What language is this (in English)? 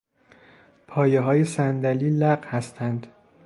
Persian